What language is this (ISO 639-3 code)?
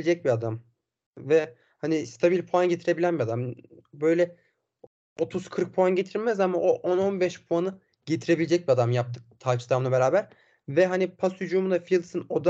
tur